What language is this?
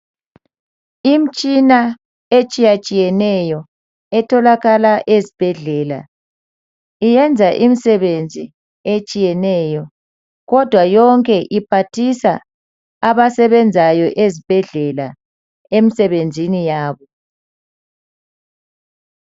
North Ndebele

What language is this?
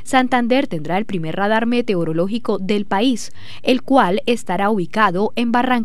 Spanish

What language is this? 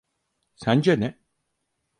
Turkish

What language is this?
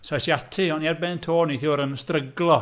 Welsh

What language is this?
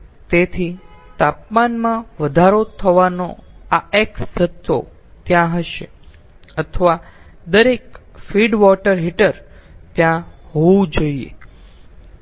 Gujarati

